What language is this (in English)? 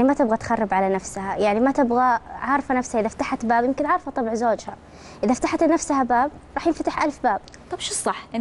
Arabic